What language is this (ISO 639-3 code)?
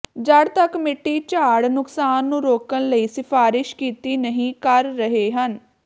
pan